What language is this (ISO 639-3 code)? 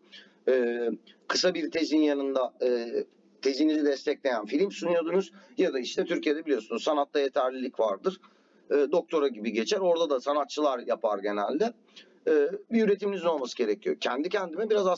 tur